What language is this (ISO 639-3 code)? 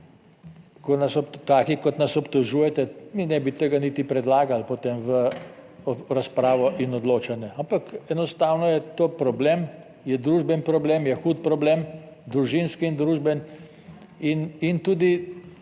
slv